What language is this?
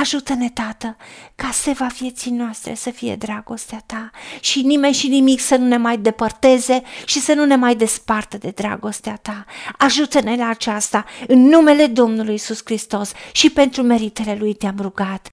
Romanian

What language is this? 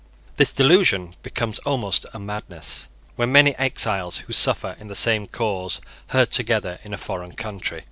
English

